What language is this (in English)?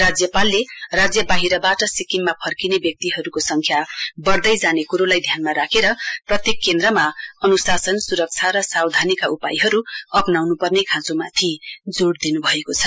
Nepali